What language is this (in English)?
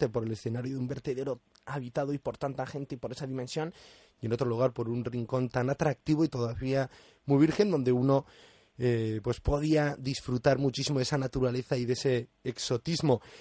Spanish